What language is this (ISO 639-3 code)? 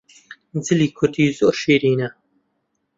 ckb